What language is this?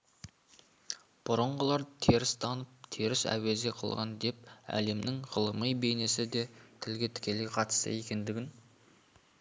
Kazakh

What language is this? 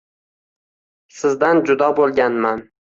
Uzbek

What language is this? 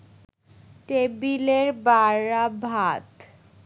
Bangla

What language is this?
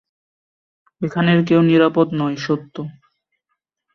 Bangla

